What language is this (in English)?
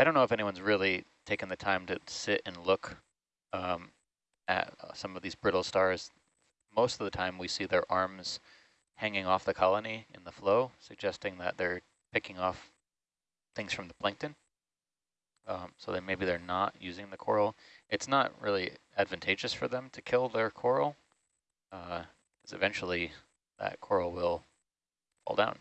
English